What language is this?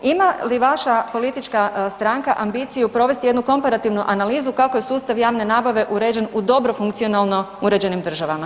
Croatian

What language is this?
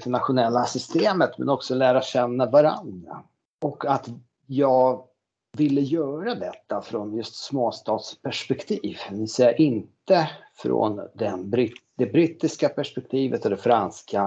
Swedish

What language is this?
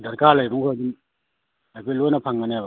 Manipuri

